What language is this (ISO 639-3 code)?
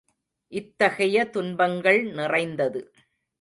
tam